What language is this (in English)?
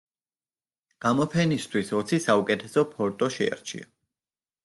Georgian